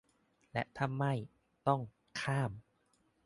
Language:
Thai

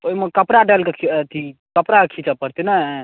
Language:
Maithili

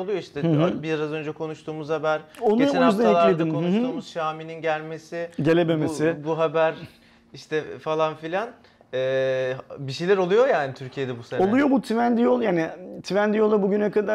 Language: Turkish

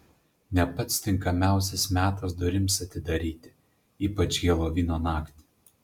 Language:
Lithuanian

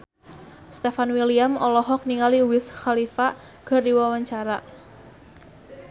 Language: Sundanese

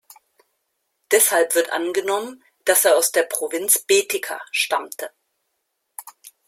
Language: German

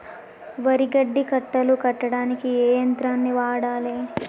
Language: Telugu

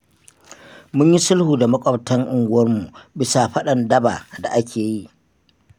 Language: Hausa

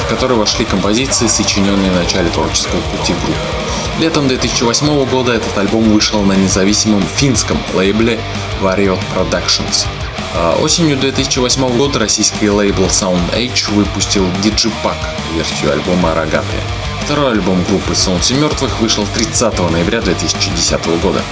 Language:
Russian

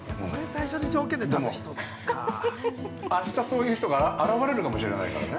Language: Japanese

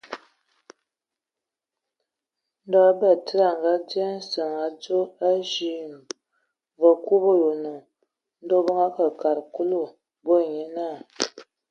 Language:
Ewondo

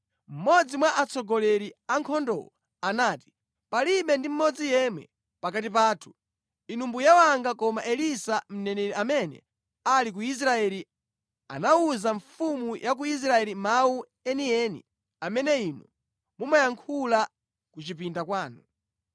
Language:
Nyanja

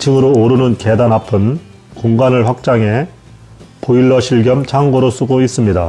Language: Korean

